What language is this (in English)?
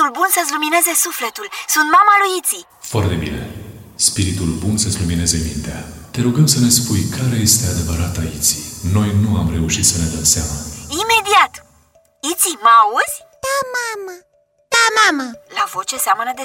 Romanian